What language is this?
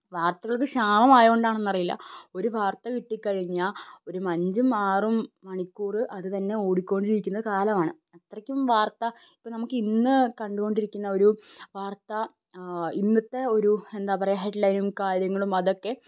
Malayalam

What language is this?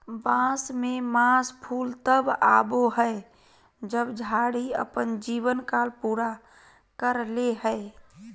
Magahi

